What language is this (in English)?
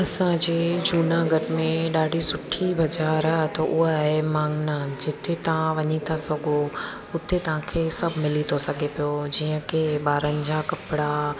Sindhi